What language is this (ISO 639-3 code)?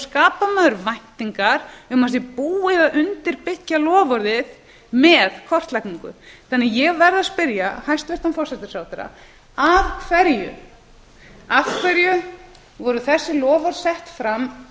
isl